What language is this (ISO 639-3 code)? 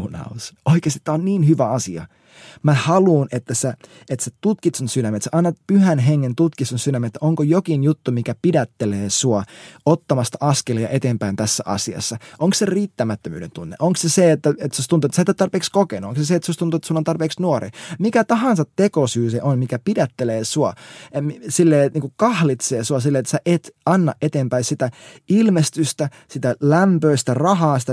fin